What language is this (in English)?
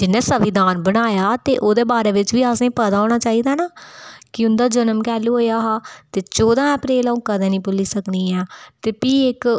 Dogri